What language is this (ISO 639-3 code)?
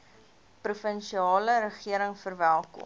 afr